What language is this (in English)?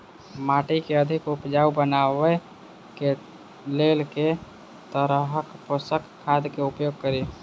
Maithili